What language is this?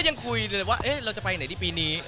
Thai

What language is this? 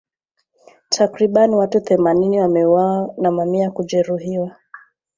Swahili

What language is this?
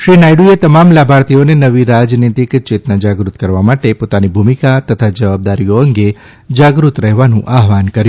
Gujarati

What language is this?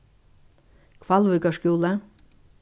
Faroese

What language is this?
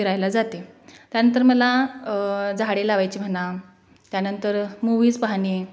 Marathi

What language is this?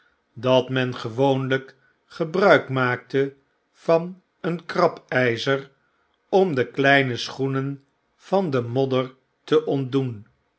Dutch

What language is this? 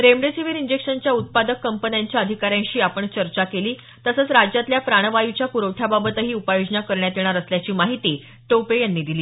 Marathi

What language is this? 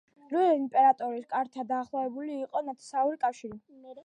Georgian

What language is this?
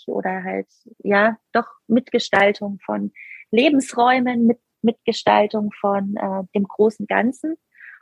German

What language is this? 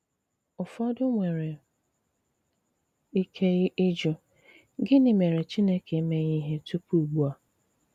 Igbo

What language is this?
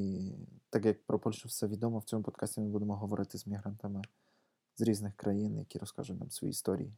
Ukrainian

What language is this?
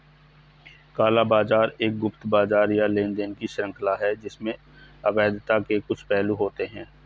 Hindi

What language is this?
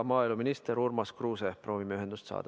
Estonian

